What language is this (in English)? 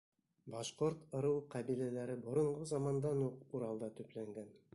Bashkir